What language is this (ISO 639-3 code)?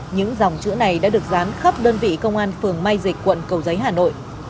vie